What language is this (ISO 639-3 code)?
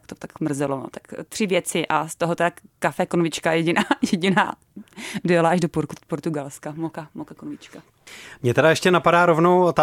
ces